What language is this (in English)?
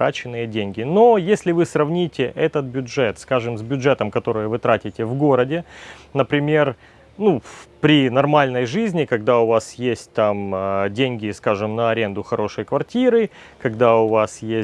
Russian